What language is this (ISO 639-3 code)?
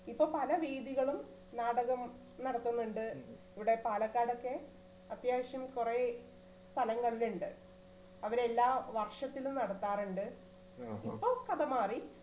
mal